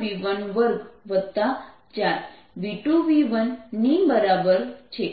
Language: Gujarati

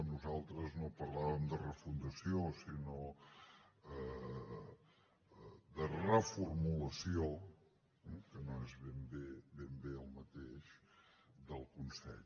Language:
Catalan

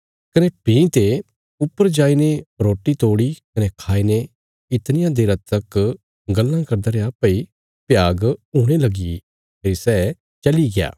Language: Bilaspuri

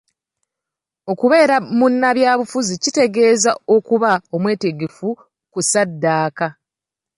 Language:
Ganda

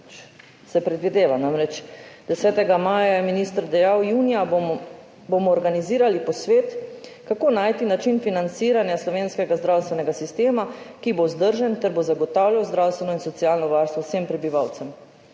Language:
Slovenian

